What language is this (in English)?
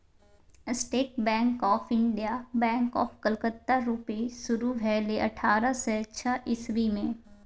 Maithili